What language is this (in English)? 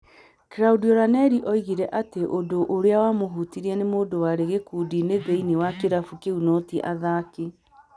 Kikuyu